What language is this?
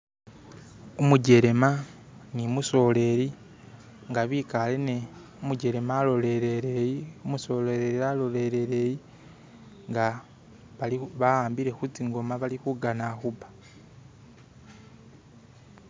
Masaaba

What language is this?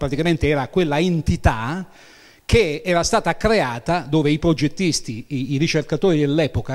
Italian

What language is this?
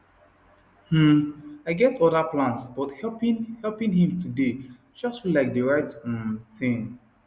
Nigerian Pidgin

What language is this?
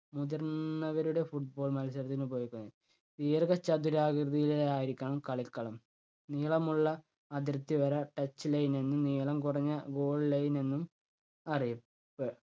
Malayalam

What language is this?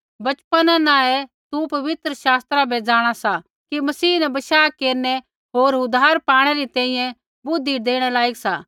Kullu Pahari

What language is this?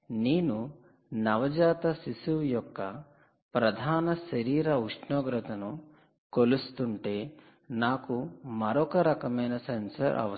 Telugu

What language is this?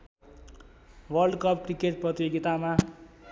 Nepali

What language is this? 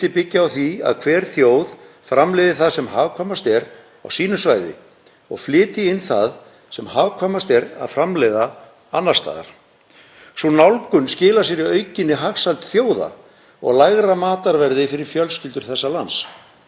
Icelandic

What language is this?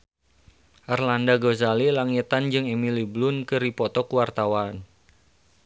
Sundanese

